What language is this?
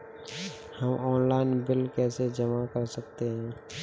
Hindi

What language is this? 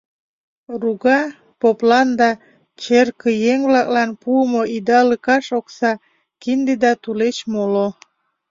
Mari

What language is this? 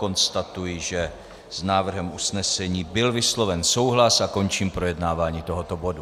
Czech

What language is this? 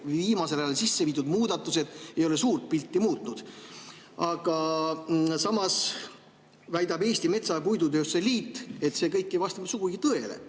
Estonian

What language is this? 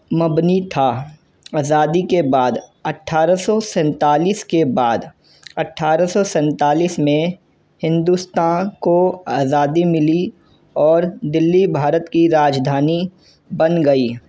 Urdu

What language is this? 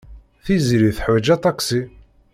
Kabyle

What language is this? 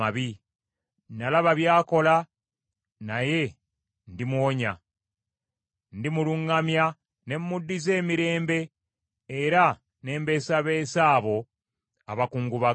Ganda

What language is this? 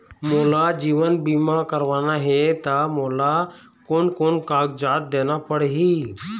Chhattisgarhi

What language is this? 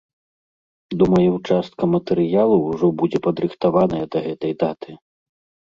Belarusian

